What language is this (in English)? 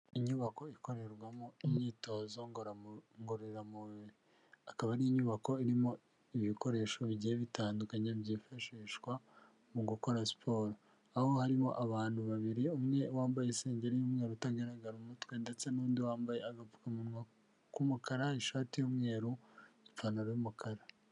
Kinyarwanda